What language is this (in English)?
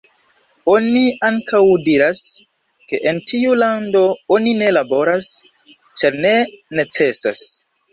Esperanto